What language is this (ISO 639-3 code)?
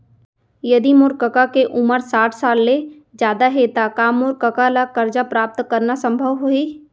hne